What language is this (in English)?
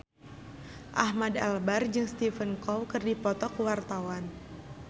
Sundanese